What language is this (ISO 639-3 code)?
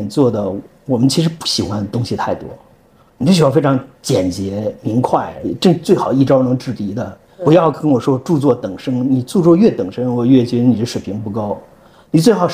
zho